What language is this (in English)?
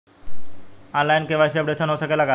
Bhojpuri